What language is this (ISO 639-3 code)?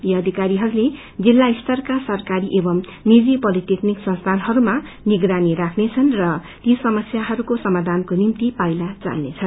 nep